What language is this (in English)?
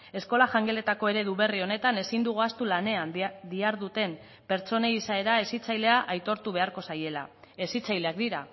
Basque